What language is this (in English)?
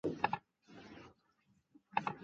Chinese